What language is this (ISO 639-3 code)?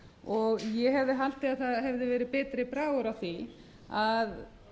isl